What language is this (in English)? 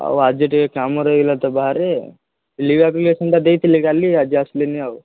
Odia